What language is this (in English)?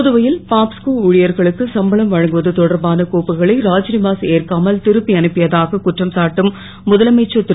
Tamil